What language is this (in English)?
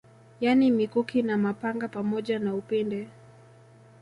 Swahili